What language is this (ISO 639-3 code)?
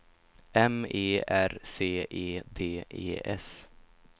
swe